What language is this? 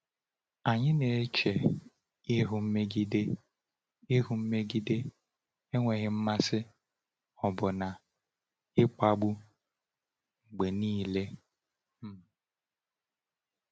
Igbo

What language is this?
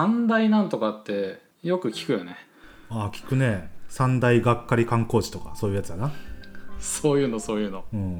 Japanese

